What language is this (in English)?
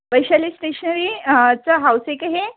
Marathi